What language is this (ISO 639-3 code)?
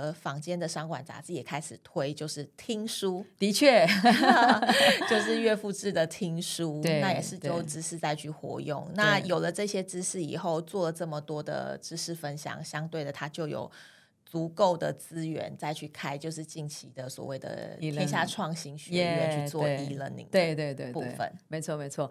zho